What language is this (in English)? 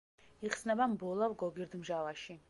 Georgian